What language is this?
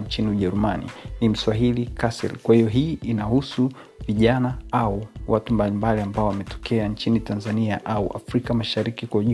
Swahili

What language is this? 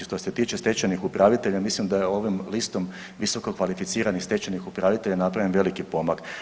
Croatian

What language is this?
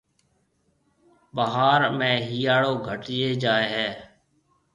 Marwari (Pakistan)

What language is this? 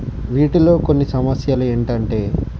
Telugu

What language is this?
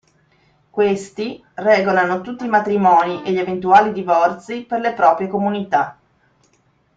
Italian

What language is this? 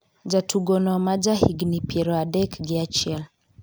Luo (Kenya and Tanzania)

